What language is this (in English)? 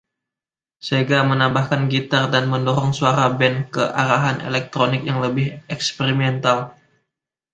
Indonesian